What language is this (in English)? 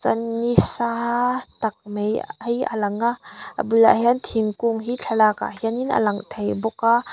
Mizo